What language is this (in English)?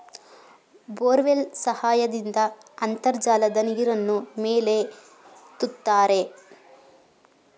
Kannada